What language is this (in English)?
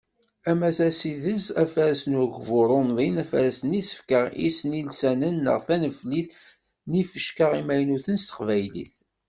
Kabyle